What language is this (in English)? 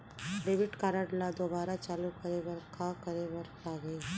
Chhattisgarhi